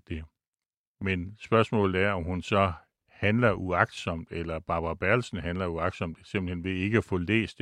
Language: Danish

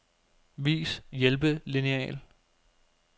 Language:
Danish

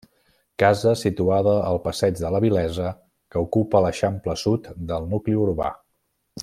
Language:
Catalan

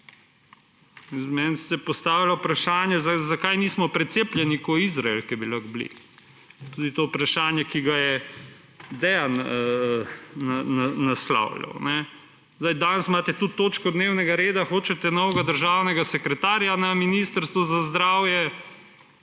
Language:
Slovenian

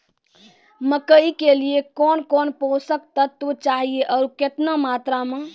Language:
Maithili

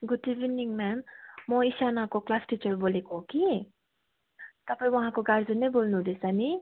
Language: Nepali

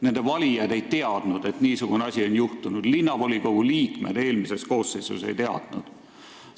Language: Estonian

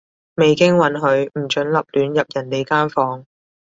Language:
Cantonese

